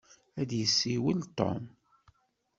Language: Kabyle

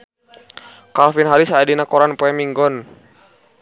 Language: Sundanese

